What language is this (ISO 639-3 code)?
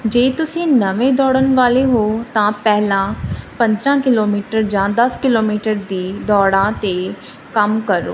pan